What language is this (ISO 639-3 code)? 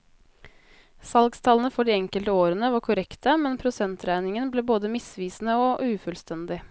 nor